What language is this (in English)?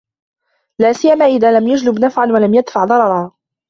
Arabic